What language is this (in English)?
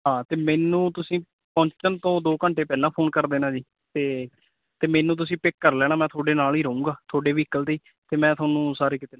Punjabi